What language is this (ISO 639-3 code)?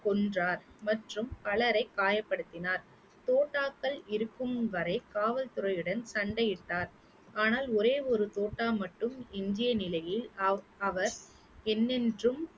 tam